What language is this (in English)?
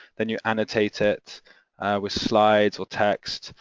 English